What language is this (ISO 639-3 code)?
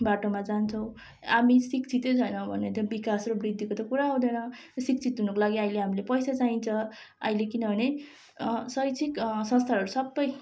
nep